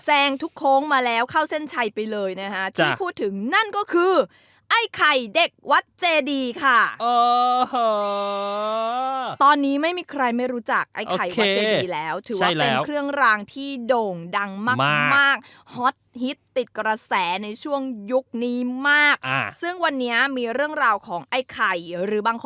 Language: Thai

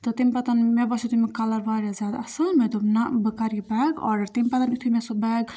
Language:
Kashmiri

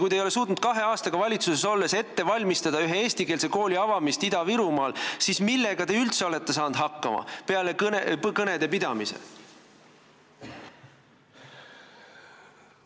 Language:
Estonian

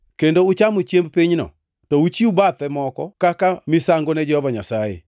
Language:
Luo (Kenya and Tanzania)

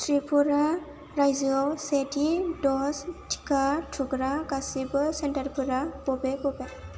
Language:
Bodo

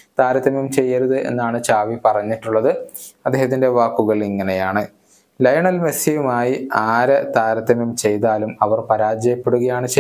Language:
Malayalam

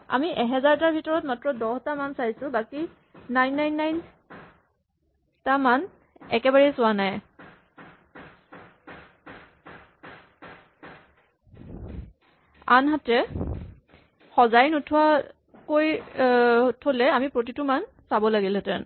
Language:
Assamese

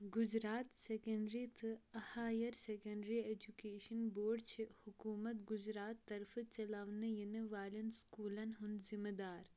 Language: Kashmiri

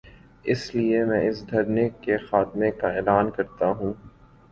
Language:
Urdu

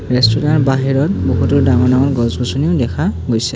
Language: Assamese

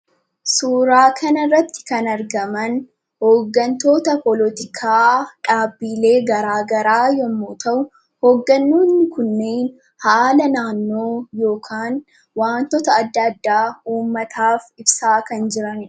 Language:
Oromo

